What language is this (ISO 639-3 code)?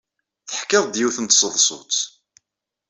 kab